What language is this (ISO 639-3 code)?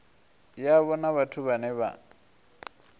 ven